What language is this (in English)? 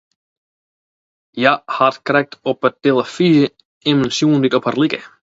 Western Frisian